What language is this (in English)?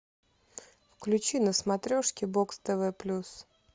Russian